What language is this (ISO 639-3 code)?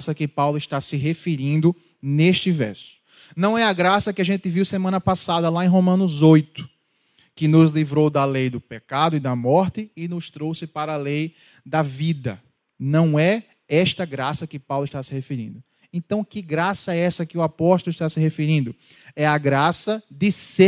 por